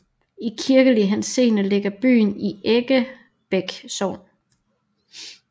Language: Danish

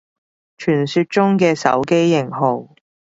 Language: Cantonese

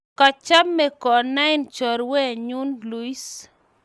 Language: Kalenjin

